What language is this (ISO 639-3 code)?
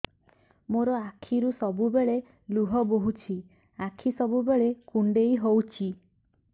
ori